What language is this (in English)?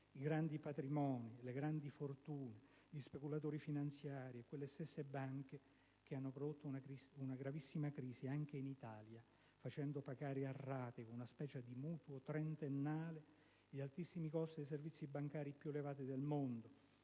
Italian